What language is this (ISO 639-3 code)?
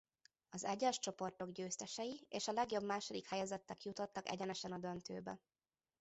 hun